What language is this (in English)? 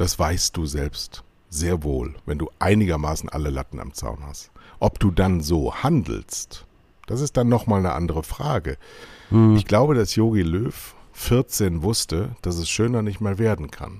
German